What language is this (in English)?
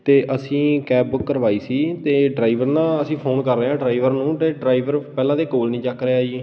Punjabi